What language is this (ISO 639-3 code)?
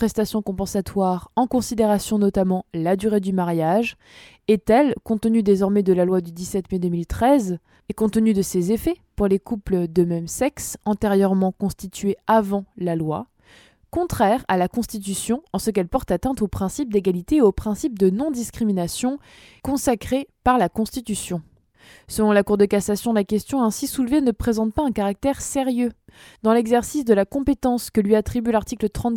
fra